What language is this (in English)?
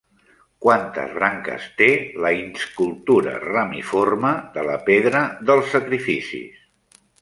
Catalan